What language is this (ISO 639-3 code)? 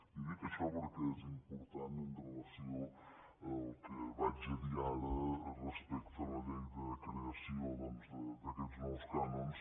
cat